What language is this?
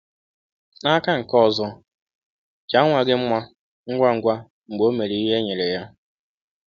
Igbo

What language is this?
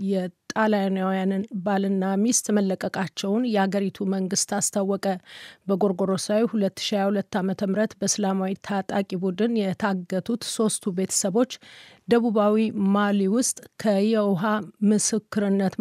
Amharic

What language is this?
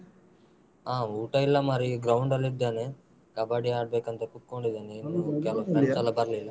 Kannada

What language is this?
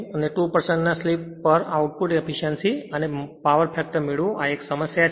Gujarati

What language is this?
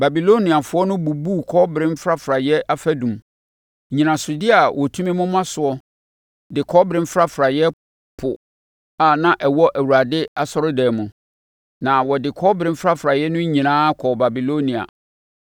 Akan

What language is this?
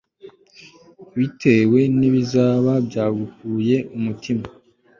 Kinyarwanda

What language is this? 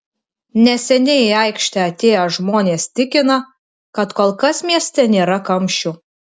Lithuanian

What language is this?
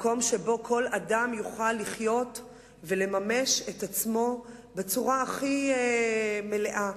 Hebrew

